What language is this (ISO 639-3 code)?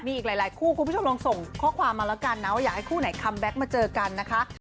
tha